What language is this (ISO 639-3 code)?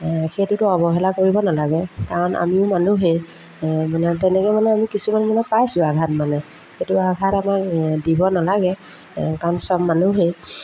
asm